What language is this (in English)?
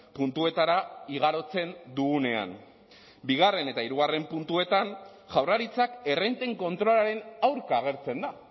Basque